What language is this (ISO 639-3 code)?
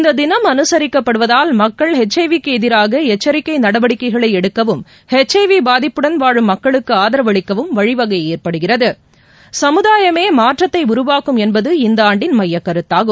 tam